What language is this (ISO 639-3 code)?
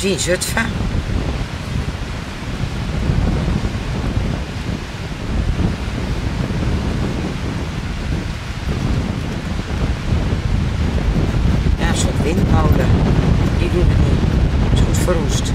nld